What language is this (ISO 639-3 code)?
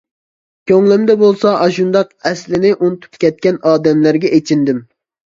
uig